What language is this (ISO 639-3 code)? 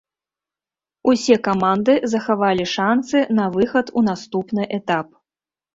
bel